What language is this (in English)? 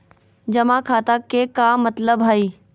Magahi